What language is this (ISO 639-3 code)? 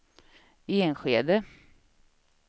swe